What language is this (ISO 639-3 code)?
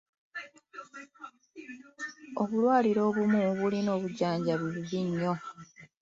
lug